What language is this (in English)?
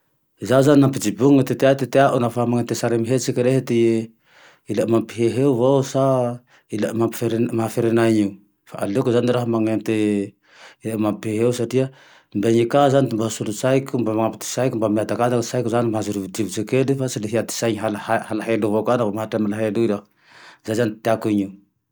Tandroy-Mahafaly Malagasy